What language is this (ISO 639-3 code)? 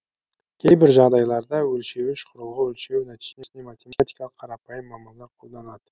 kaz